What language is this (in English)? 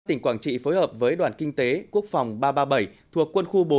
Vietnamese